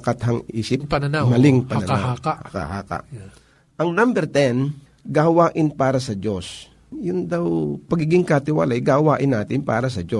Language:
Filipino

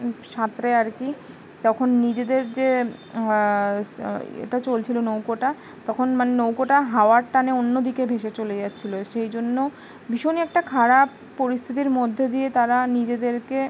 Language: Bangla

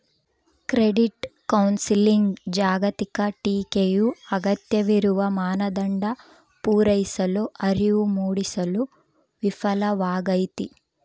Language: Kannada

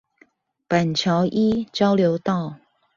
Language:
Chinese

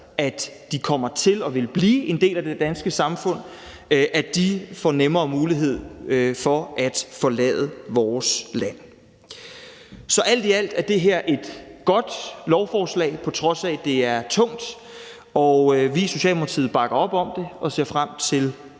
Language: Danish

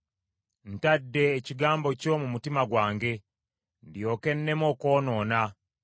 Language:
Ganda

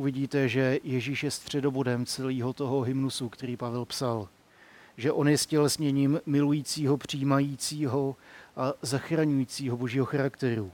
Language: Czech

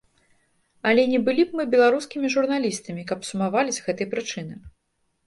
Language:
Belarusian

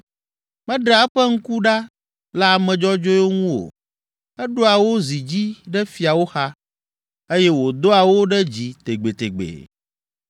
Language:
Ewe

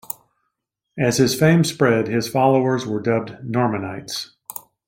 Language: English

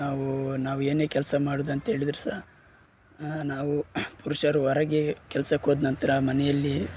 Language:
Kannada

